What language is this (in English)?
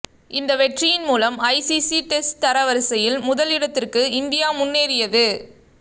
Tamil